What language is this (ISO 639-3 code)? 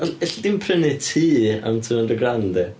cym